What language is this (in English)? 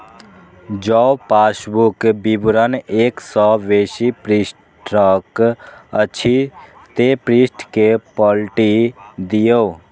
Maithili